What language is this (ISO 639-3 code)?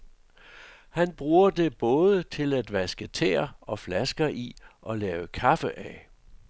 dan